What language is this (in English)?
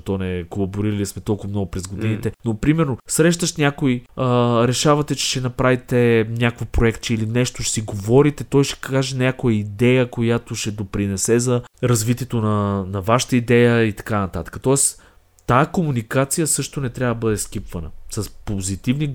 Bulgarian